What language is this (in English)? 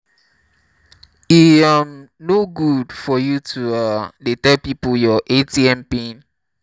Nigerian Pidgin